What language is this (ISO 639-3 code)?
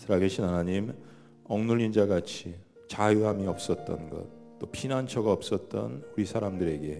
kor